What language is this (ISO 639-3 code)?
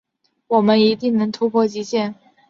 zho